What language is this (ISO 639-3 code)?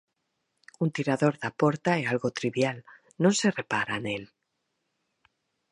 glg